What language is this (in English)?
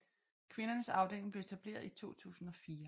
Danish